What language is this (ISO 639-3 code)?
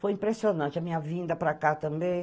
por